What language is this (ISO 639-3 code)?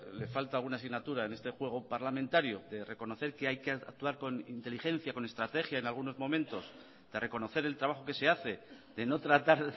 spa